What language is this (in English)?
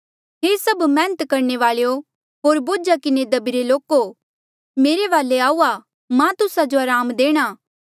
Mandeali